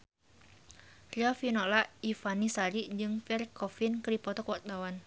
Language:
Sundanese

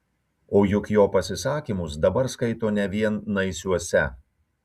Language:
Lithuanian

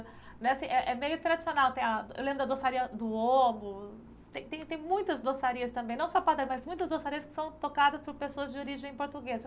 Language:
Portuguese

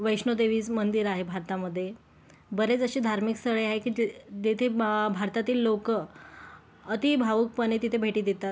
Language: Marathi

